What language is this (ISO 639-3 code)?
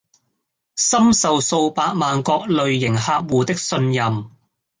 yue